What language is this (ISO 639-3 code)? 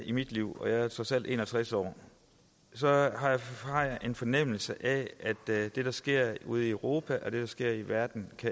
dan